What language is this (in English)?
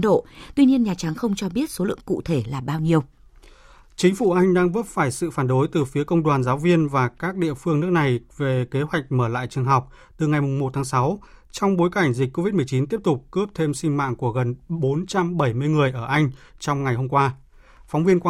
Vietnamese